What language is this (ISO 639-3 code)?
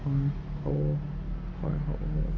asm